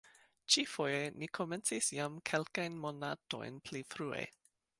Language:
Esperanto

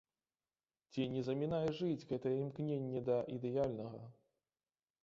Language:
Belarusian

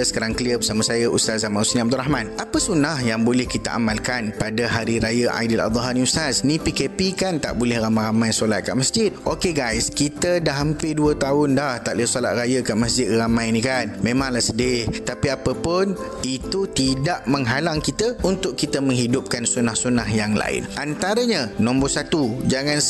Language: Malay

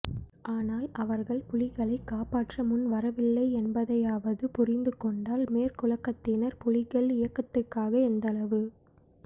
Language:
Tamil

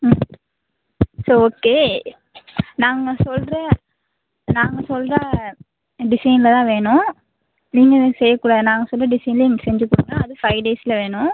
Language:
Tamil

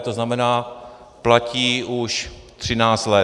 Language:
Czech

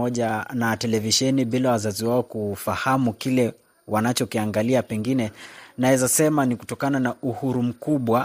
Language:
Swahili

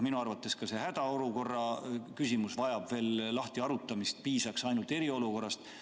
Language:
Estonian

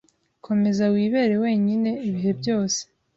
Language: Kinyarwanda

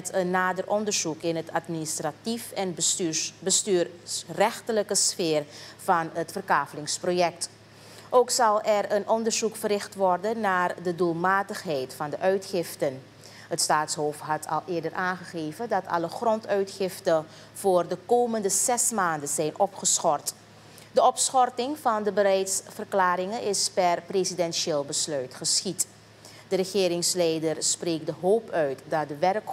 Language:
Dutch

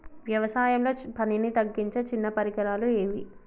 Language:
Telugu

